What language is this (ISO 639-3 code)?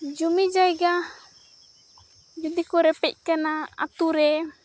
sat